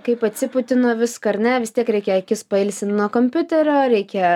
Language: Lithuanian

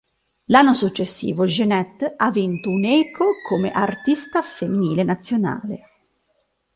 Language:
Italian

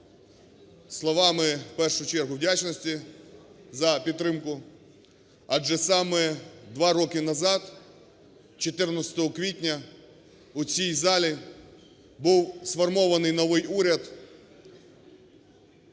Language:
Ukrainian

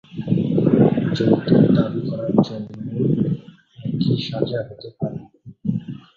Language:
Bangla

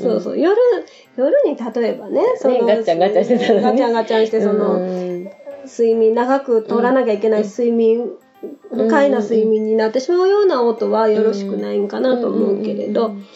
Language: Japanese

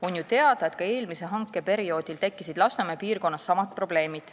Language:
Estonian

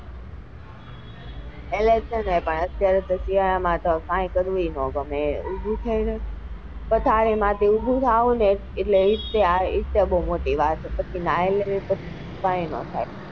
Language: Gujarati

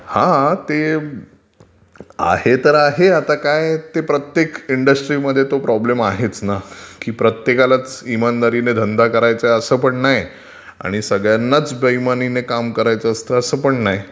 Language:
Marathi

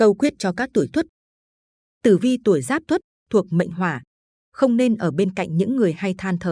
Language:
Vietnamese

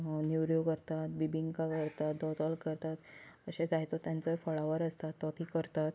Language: Konkani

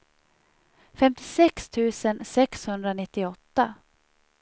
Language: Swedish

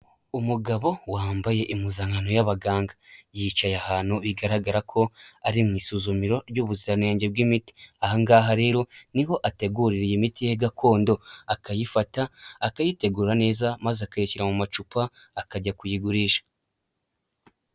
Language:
Kinyarwanda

